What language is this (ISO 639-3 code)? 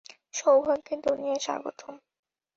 ben